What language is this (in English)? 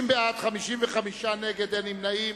Hebrew